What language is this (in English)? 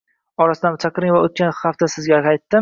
Uzbek